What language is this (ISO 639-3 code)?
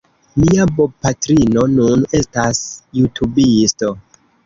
epo